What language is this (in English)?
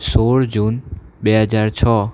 Gujarati